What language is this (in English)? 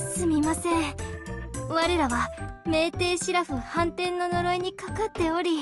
Japanese